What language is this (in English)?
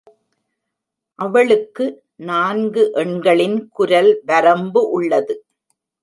Tamil